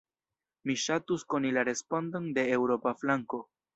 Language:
Esperanto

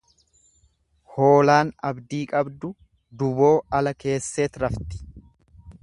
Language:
Oromo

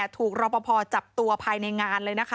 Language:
Thai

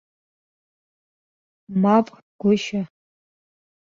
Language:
Abkhazian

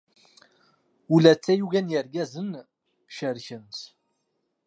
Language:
Kabyle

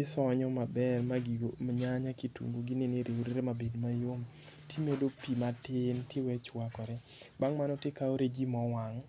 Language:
Luo (Kenya and Tanzania)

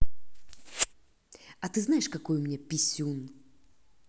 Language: Russian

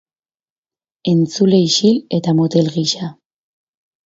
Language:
Basque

